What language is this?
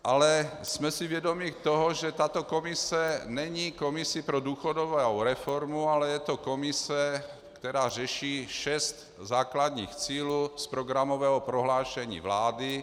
Czech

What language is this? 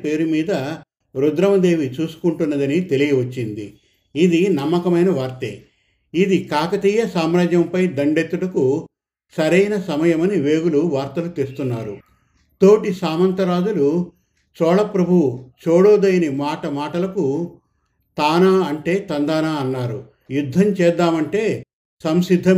Telugu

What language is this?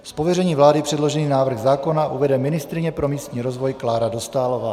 Czech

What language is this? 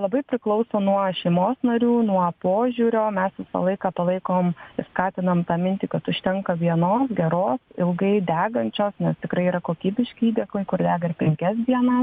Lithuanian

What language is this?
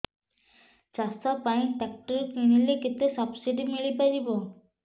Odia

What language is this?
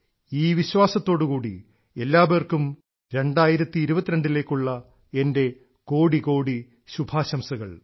Malayalam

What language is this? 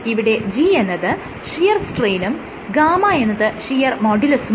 Malayalam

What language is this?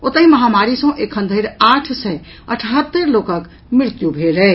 Maithili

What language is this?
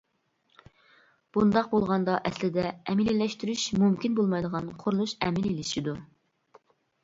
Uyghur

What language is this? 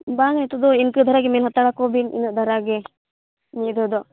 Santali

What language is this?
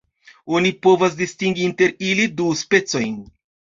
Esperanto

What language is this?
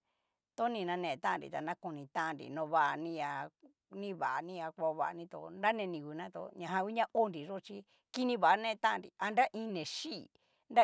Cacaloxtepec Mixtec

